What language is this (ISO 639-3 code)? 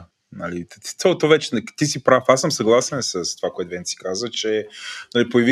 bul